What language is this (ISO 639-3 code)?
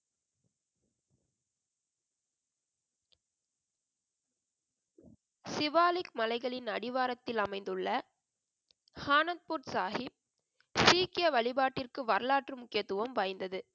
tam